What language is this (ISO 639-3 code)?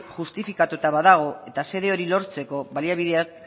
eus